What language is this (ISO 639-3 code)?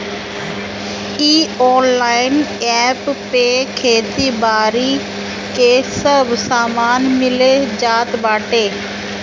bho